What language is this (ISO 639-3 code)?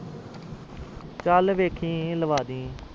pan